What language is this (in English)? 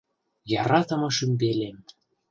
Western Mari